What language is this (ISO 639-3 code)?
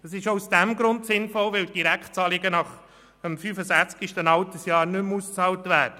gsw